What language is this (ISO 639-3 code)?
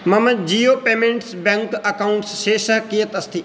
san